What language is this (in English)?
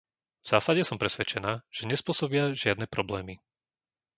Slovak